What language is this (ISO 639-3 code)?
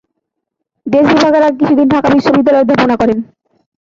ben